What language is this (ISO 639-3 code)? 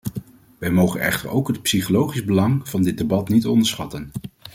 nld